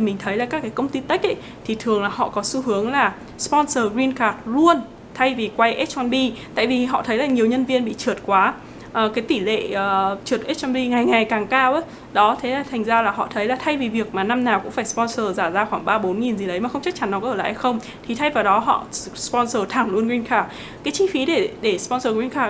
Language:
Vietnamese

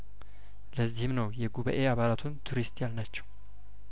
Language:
Amharic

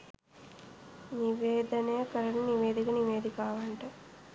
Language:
Sinhala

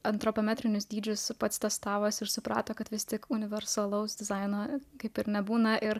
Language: Lithuanian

